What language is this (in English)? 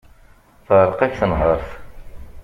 Kabyle